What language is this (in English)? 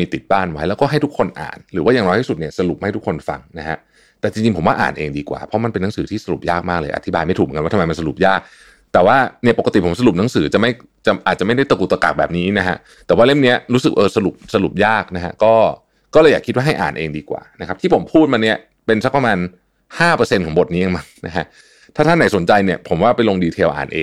Thai